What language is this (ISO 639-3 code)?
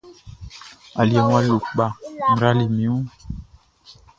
bci